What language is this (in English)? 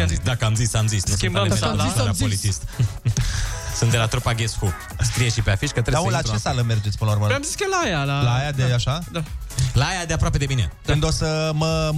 Romanian